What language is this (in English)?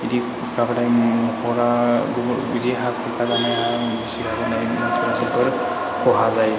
Bodo